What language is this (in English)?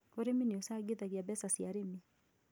Kikuyu